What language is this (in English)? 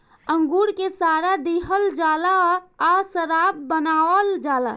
Bhojpuri